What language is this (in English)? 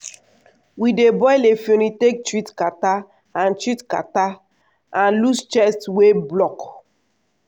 Nigerian Pidgin